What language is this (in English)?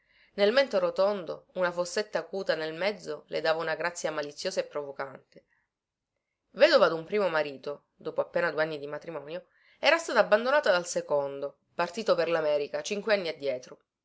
Italian